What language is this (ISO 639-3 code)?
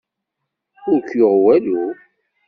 kab